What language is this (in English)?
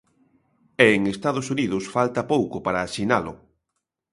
Galician